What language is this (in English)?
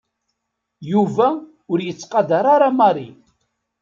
Kabyle